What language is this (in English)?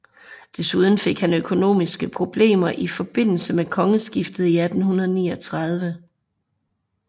Danish